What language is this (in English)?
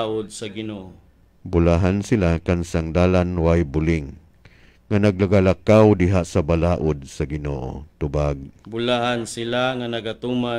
Filipino